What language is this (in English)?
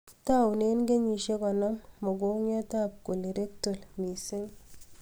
Kalenjin